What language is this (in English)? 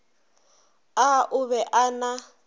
Northern Sotho